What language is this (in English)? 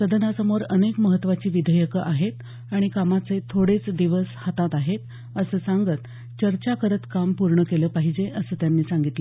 Marathi